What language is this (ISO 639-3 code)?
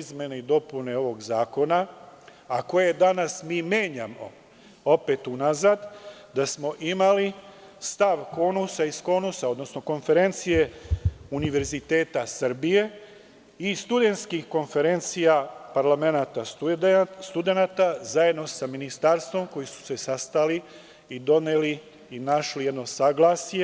srp